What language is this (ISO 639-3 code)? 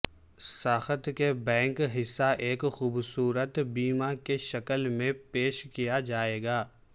urd